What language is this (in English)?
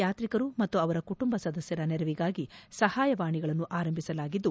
Kannada